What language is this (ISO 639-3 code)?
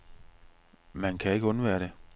dan